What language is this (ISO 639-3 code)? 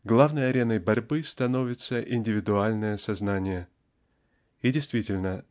rus